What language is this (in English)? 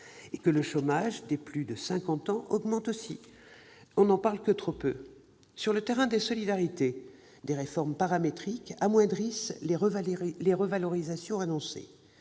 French